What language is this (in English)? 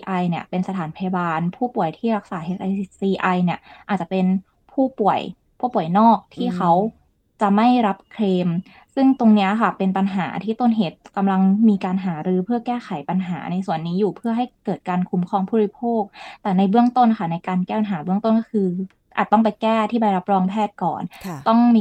Thai